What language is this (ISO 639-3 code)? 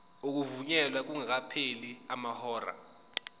zul